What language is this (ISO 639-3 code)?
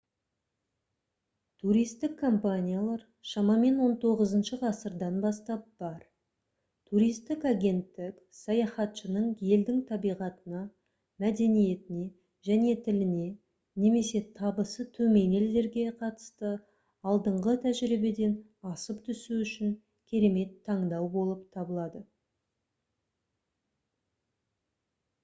kaz